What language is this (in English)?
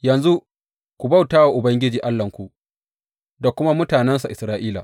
Hausa